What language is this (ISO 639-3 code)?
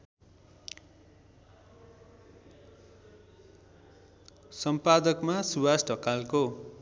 nep